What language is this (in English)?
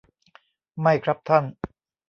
Thai